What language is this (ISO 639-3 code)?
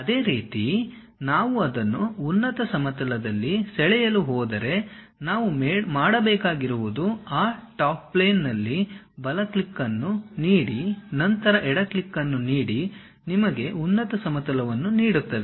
kan